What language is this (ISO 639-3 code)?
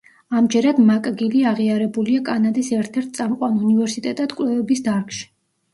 kat